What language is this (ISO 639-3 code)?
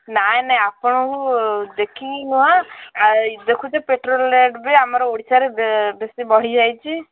ori